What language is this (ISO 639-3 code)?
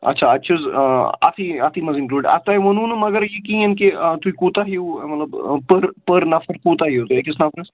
kas